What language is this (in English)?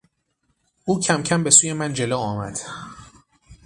Persian